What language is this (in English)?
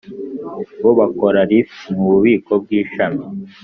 Kinyarwanda